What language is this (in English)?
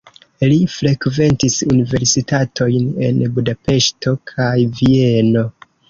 Esperanto